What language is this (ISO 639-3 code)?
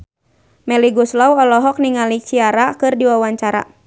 sun